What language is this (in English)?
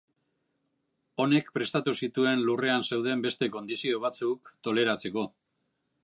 Basque